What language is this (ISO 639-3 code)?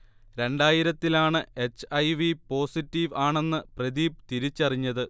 mal